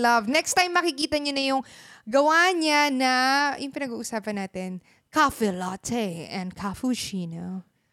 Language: Filipino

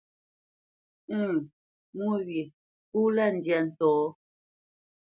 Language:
Bamenyam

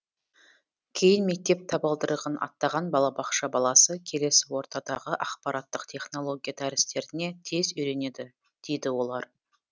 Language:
Kazakh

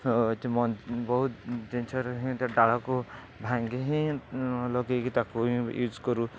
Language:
Odia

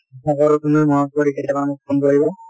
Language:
Assamese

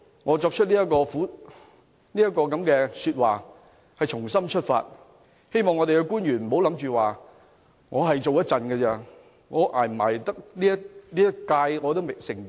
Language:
Cantonese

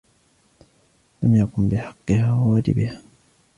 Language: Arabic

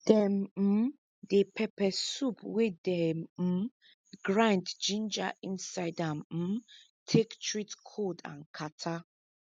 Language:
Nigerian Pidgin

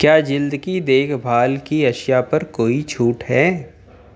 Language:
Urdu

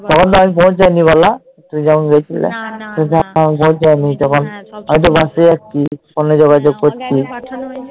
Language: Bangla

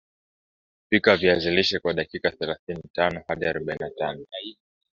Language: Swahili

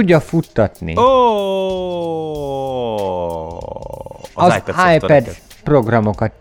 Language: Hungarian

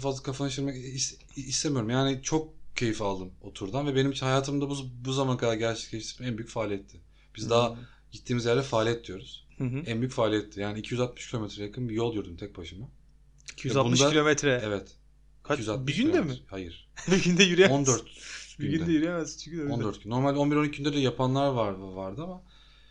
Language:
Turkish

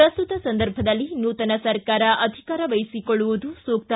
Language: Kannada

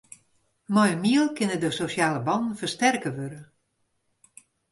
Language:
Western Frisian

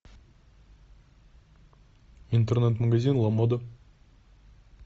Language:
Russian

